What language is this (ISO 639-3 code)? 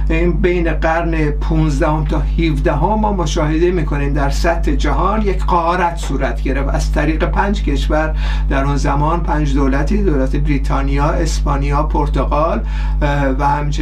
fas